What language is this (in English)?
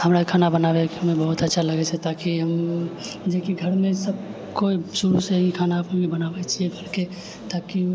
Maithili